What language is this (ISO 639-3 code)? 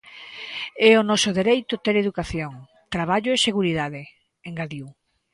glg